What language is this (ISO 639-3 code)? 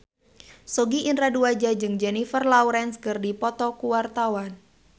sun